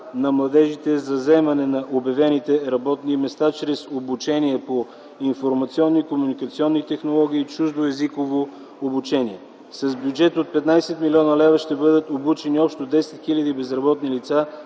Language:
Bulgarian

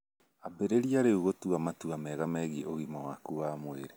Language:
Kikuyu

